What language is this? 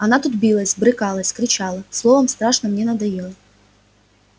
Russian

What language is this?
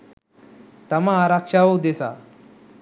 Sinhala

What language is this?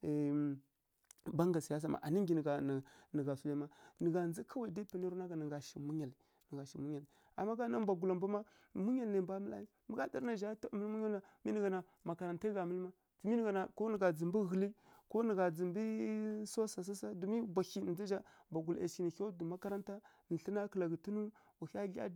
Kirya-Konzəl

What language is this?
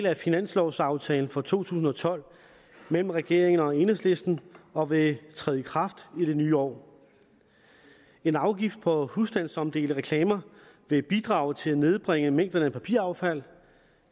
Danish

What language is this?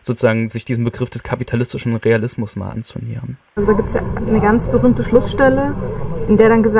German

